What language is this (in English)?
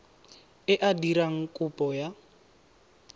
Tswana